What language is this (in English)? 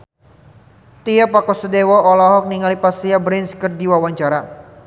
Sundanese